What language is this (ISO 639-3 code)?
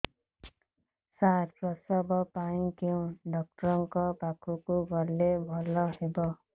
ori